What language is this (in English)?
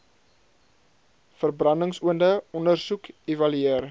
Afrikaans